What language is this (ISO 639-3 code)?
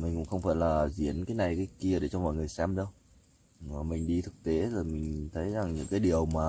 vie